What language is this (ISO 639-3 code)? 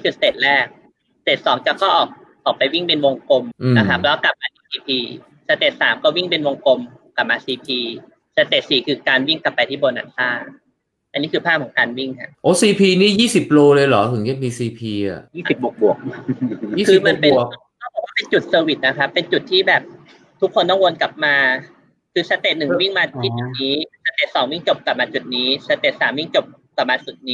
tha